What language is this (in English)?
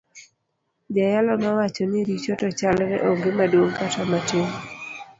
Luo (Kenya and Tanzania)